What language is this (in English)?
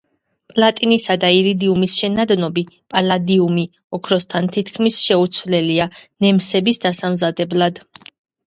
Georgian